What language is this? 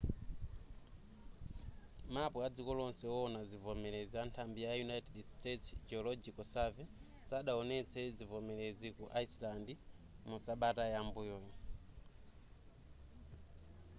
Nyanja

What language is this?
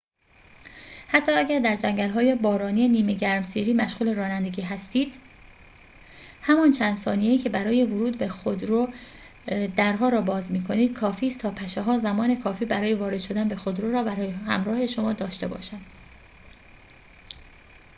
Persian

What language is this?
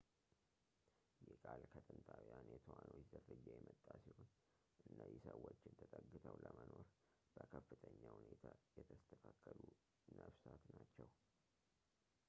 Amharic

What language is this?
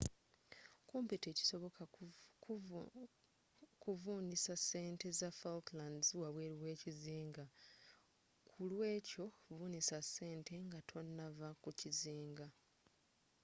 Ganda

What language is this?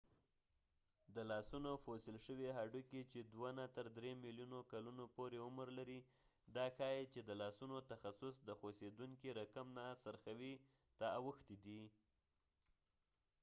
Pashto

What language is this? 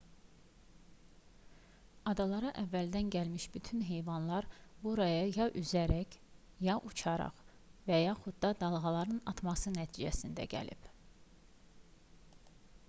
Azerbaijani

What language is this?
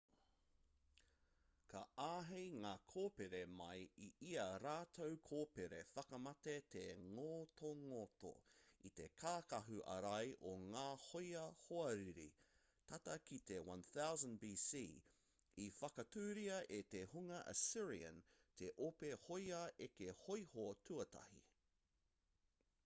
Māori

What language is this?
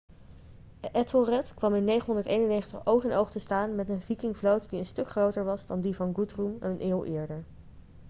Dutch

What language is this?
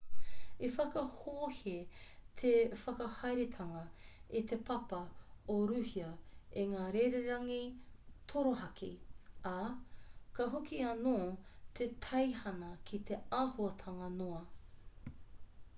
Māori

